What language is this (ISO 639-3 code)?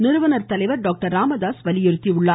tam